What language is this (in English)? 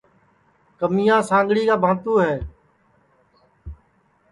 Sansi